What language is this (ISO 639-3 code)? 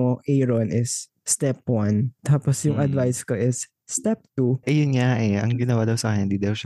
fil